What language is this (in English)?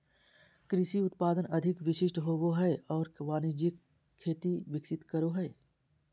Magahi